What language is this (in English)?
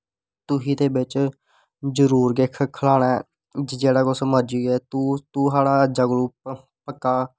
Dogri